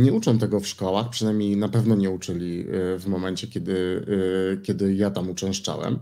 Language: Polish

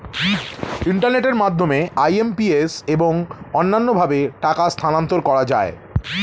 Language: Bangla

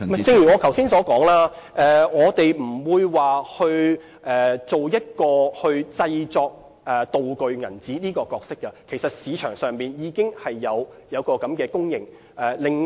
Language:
Cantonese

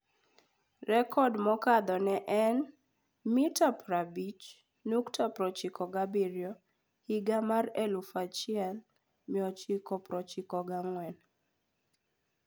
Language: Luo (Kenya and Tanzania)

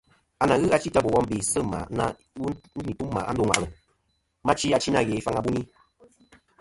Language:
Kom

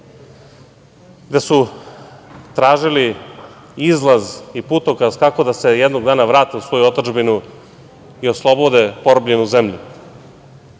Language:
Serbian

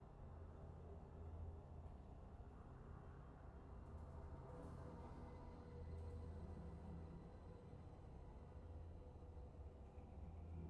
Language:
Vietnamese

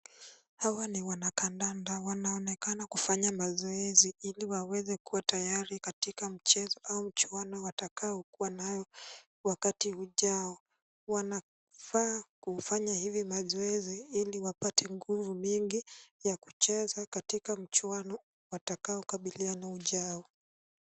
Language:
Swahili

